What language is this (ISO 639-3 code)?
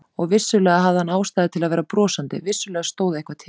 isl